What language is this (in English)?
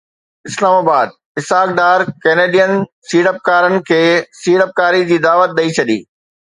Sindhi